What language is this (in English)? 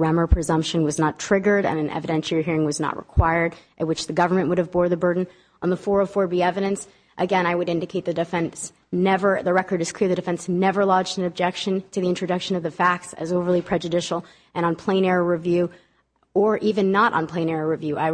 English